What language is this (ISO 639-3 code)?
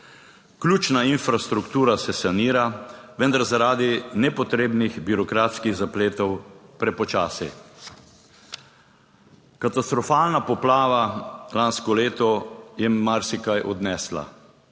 slv